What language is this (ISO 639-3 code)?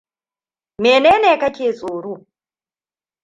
hau